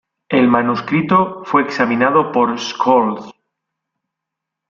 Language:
Spanish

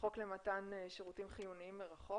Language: Hebrew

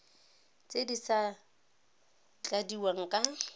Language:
Tswana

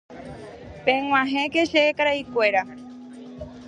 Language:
Guarani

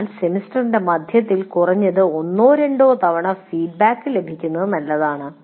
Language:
Malayalam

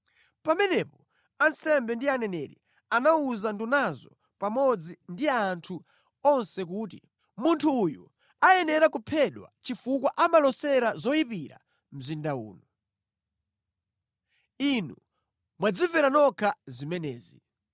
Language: Nyanja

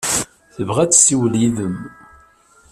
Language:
Kabyle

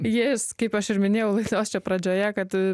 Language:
Lithuanian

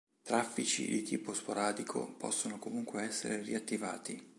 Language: Italian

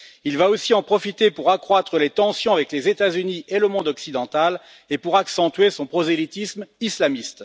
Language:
French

